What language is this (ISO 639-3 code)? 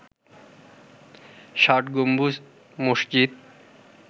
ben